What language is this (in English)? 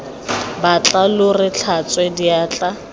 Tswana